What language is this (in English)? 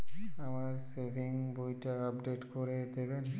Bangla